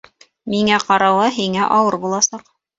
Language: Bashkir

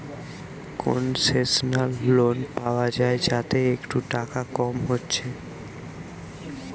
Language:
Bangla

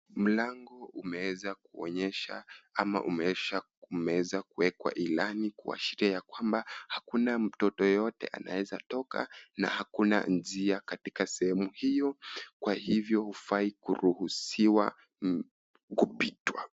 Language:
Swahili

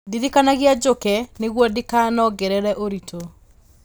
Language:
Kikuyu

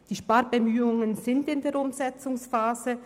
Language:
Swiss German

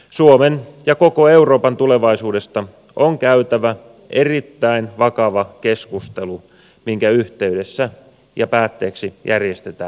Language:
Finnish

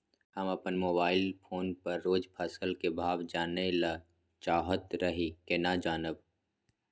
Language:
Maithili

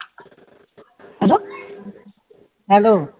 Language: Punjabi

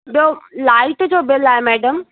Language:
Sindhi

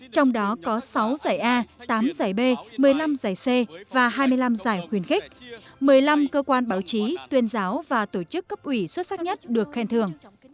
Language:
Vietnamese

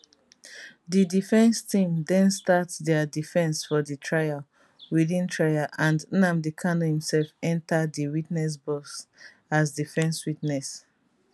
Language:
Nigerian Pidgin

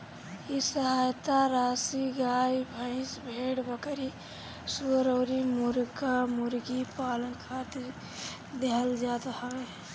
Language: Bhojpuri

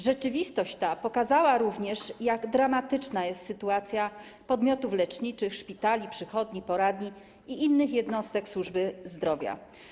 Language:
Polish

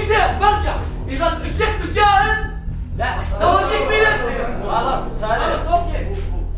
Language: Arabic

